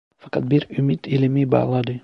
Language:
Turkish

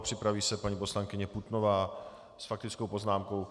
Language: Czech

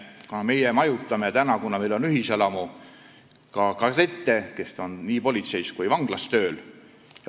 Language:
Estonian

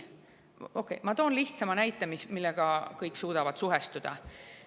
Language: Estonian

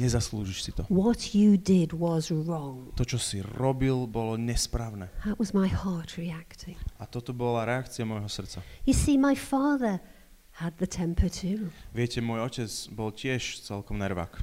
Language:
Slovak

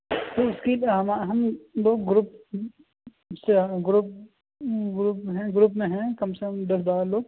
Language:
Urdu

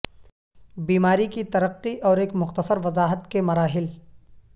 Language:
Urdu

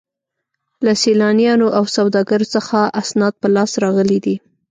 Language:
Pashto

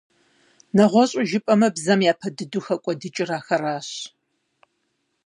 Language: Kabardian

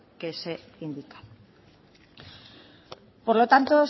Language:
Spanish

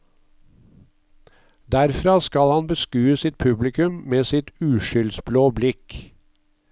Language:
Norwegian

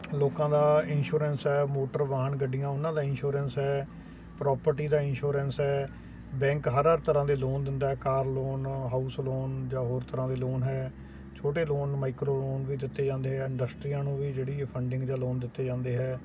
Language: Punjabi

